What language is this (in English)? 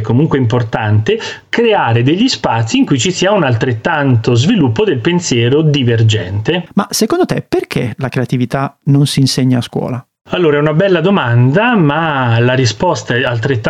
Italian